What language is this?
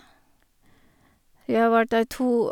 Norwegian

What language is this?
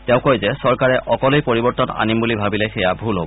Assamese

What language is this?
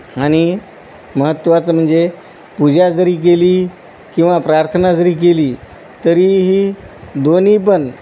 Marathi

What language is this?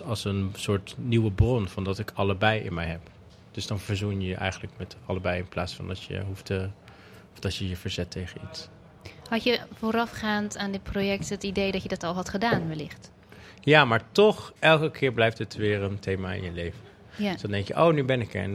Dutch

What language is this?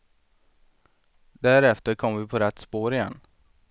Swedish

